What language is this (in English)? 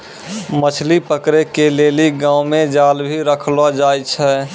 Maithili